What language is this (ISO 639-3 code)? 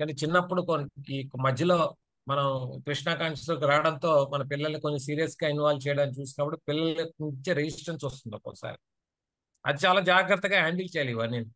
tel